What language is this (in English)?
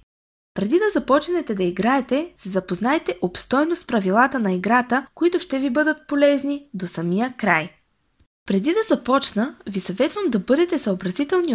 Bulgarian